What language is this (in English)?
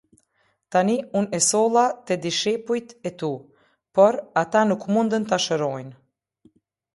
Albanian